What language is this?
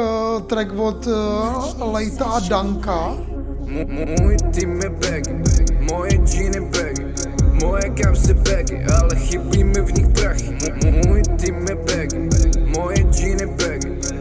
Czech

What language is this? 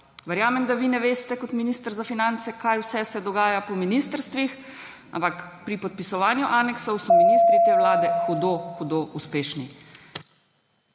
Slovenian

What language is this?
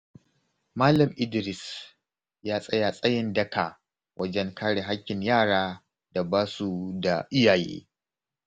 Hausa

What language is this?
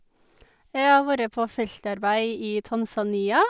Norwegian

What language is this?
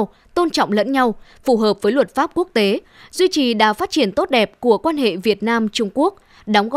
Vietnamese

